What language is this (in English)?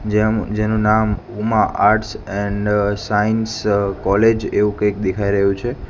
Gujarati